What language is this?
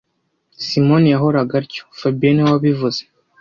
Kinyarwanda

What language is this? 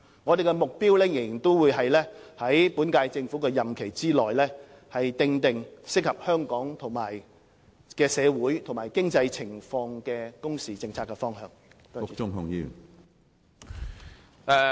Cantonese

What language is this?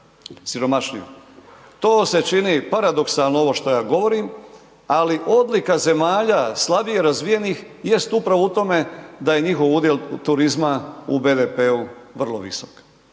Croatian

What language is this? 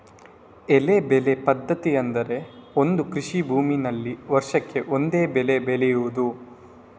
Kannada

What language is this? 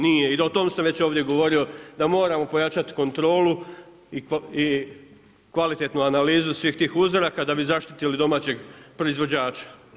Croatian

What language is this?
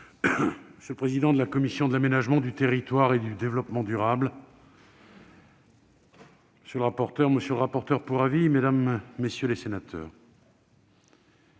French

